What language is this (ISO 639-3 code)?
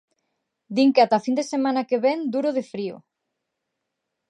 glg